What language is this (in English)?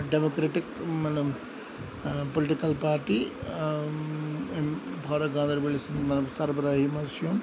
Kashmiri